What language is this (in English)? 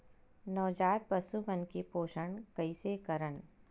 Chhattisgarhi